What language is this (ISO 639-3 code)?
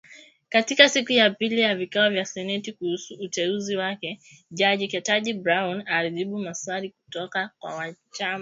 swa